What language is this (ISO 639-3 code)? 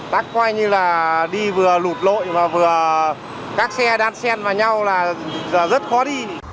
vie